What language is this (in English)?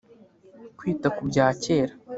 Kinyarwanda